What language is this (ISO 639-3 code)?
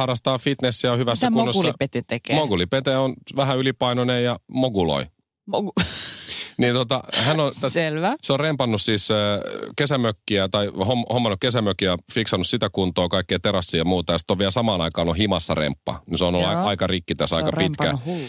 fin